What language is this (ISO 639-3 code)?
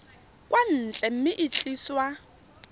tsn